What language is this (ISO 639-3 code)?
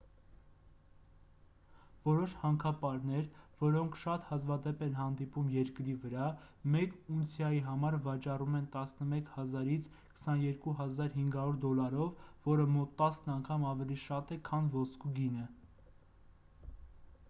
hye